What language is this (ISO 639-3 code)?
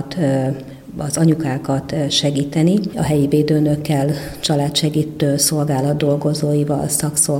hun